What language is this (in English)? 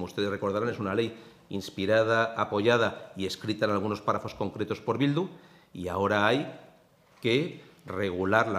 Spanish